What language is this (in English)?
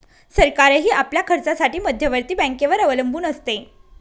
Marathi